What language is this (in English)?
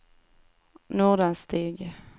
Swedish